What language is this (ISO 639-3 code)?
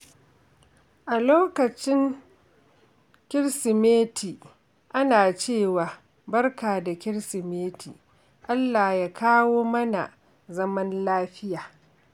hau